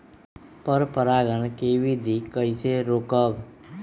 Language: Magahi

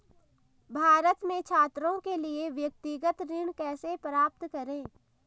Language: Hindi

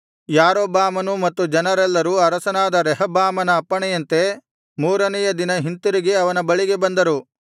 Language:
Kannada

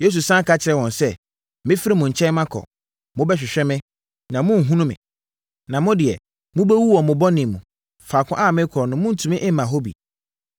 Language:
Akan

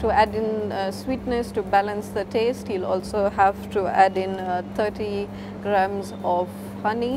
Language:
English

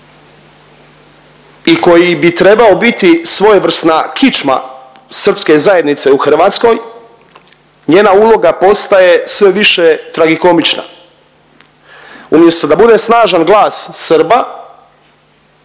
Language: Croatian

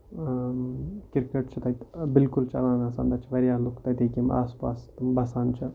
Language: Kashmiri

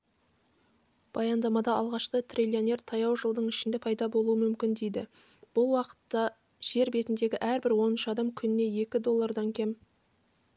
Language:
Kazakh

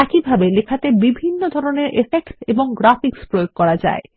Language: Bangla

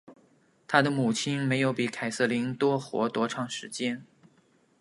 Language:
Chinese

